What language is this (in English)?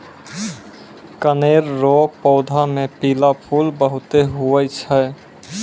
Maithili